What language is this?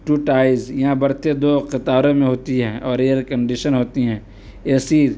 Urdu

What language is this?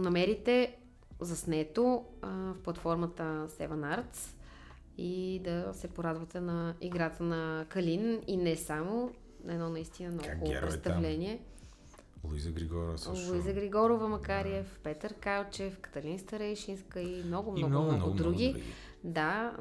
Bulgarian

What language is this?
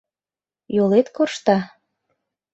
Mari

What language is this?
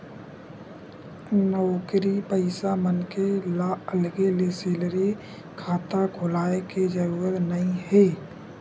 Chhattisgarhi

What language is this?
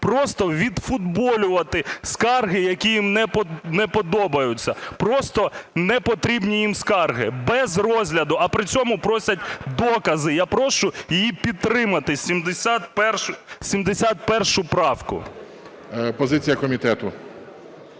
Ukrainian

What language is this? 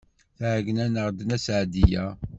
Kabyle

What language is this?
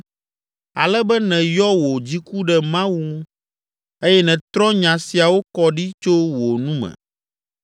Ewe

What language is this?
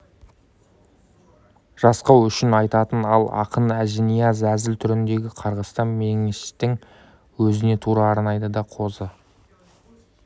Kazakh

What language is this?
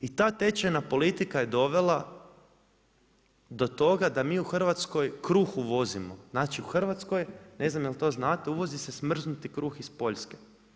Croatian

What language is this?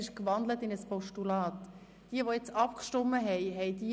Swiss German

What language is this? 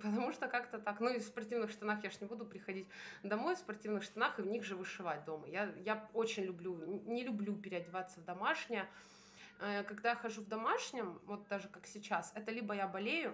Russian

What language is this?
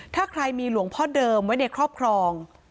Thai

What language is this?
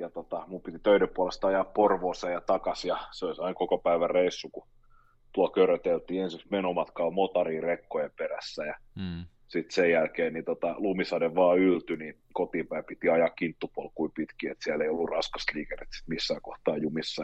Finnish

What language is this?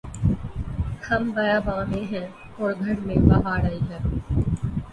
Urdu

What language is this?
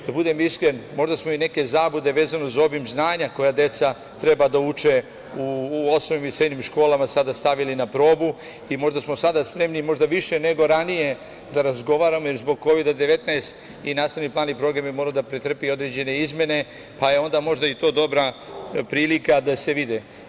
Serbian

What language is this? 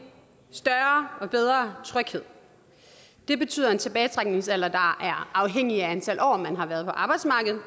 Danish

